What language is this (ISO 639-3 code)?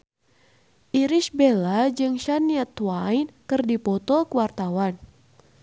sun